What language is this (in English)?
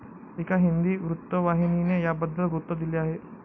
Marathi